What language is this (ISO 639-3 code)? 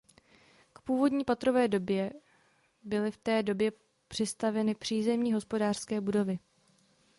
ces